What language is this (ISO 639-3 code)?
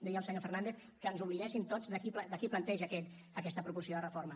cat